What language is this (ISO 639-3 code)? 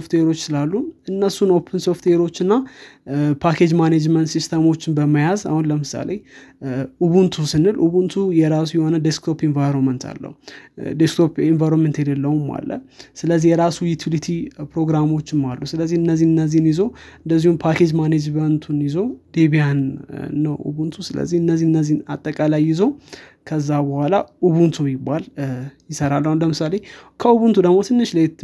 amh